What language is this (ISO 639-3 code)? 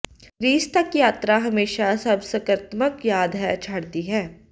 pan